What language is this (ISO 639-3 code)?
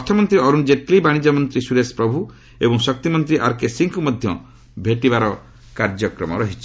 ori